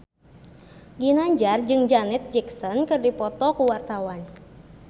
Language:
Sundanese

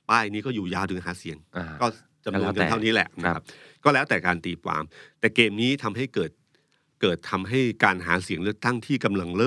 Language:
Thai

